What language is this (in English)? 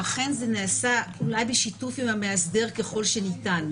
Hebrew